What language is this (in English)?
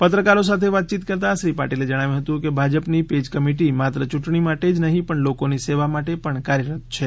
Gujarati